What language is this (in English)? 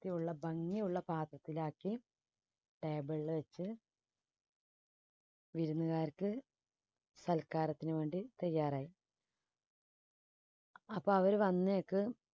Malayalam